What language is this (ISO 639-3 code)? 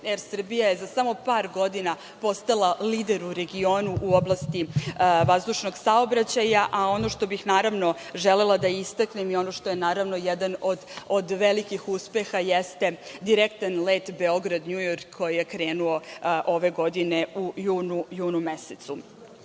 srp